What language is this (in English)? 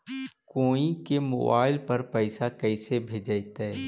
Magahi